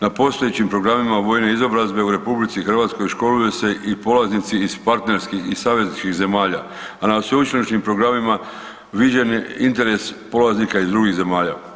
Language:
Croatian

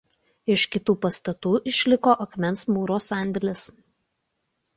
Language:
Lithuanian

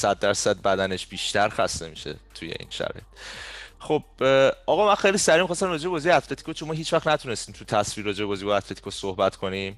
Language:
Persian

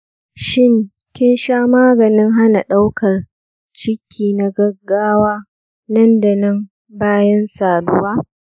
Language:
Hausa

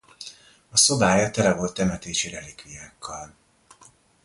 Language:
Hungarian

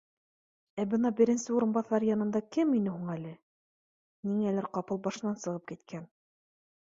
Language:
Bashkir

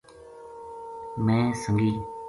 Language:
Gujari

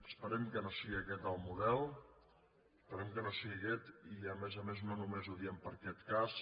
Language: Catalan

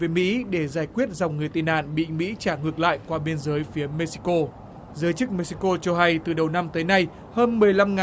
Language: Vietnamese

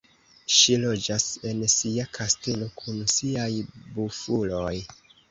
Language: Esperanto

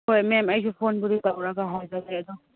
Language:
Manipuri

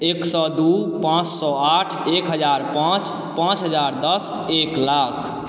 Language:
Maithili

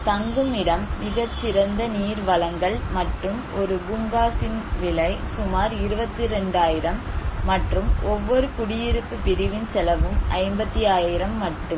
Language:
Tamil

